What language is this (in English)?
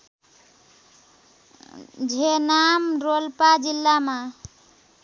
Nepali